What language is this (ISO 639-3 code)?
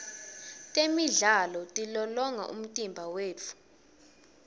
ssw